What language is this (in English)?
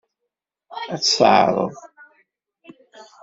Kabyle